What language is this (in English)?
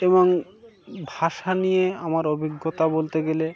Bangla